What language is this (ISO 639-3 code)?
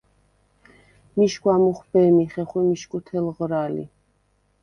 sva